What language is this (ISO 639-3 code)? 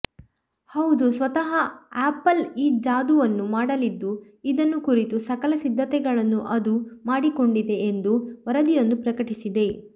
kan